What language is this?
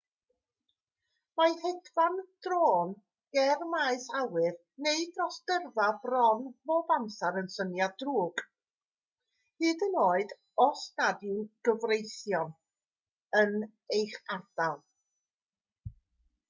Welsh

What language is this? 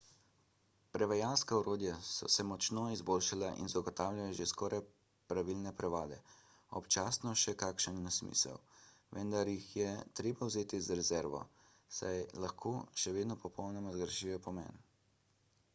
Slovenian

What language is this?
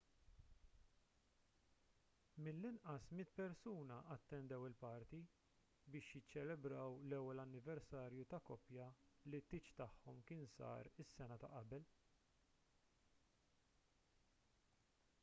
Maltese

